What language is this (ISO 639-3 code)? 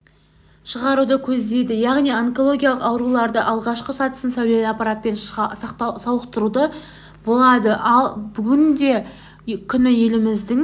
kaz